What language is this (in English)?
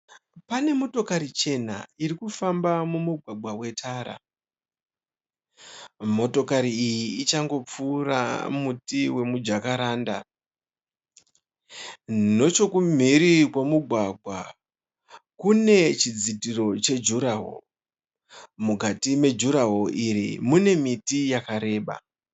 Shona